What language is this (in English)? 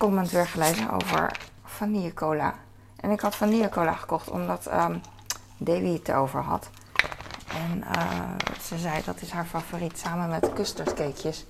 Dutch